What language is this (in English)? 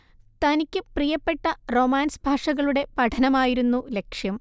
Malayalam